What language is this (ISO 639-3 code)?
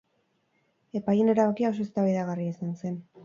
eus